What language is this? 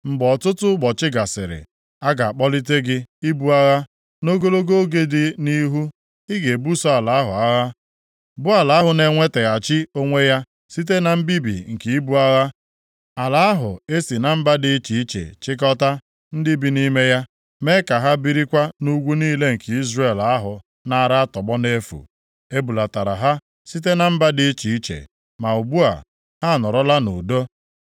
Igbo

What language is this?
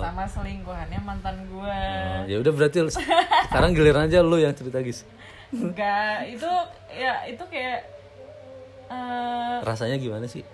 Indonesian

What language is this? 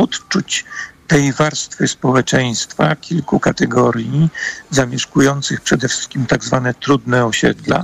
Polish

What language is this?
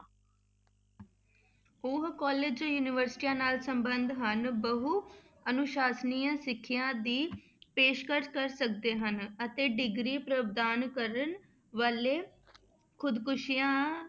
Punjabi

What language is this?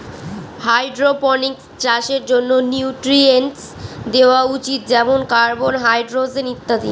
Bangla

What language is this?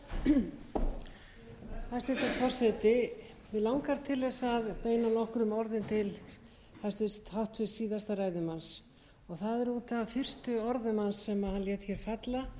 Icelandic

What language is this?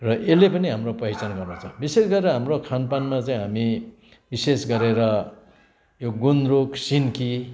Nepali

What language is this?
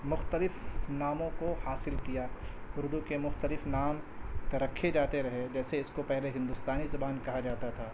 Urdu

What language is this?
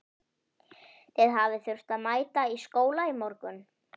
Icelandic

